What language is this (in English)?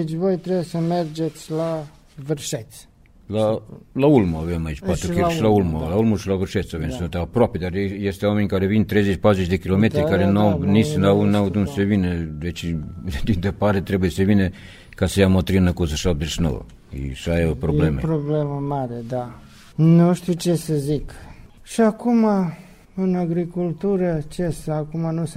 Romanian